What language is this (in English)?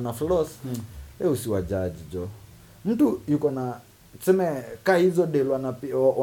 Swahili